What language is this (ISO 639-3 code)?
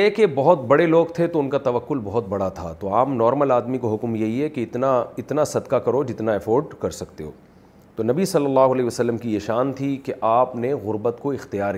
urd